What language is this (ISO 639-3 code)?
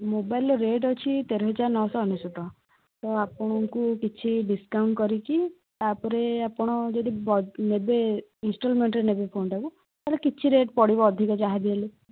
ori